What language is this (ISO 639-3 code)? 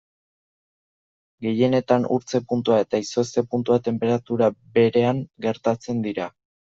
eus